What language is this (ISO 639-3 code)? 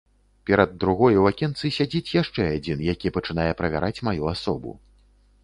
bel